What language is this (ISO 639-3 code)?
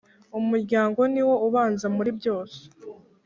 kin